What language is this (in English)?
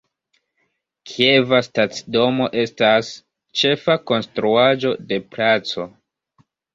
Esperanto